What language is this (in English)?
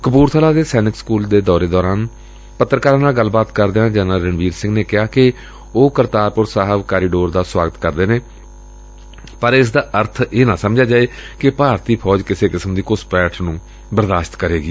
Punjabi